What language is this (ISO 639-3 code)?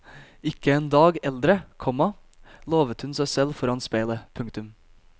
nor